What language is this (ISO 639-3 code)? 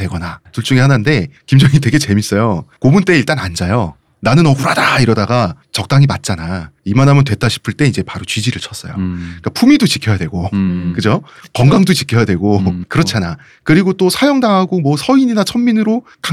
kor